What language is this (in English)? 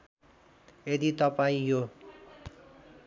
Nepali